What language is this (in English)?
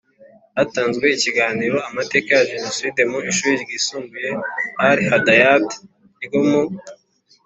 Kinyarwanda